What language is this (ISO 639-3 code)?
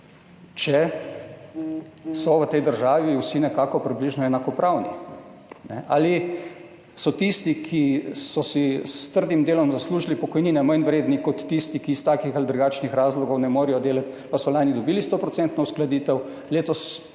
slv